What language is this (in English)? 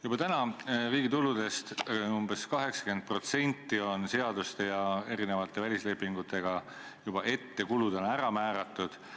Estonian